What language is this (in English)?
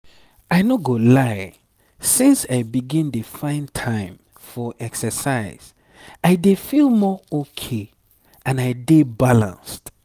Nigerian Pidgin